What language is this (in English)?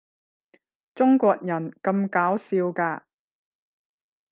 Cantonese